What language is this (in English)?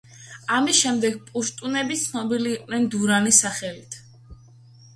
Georgian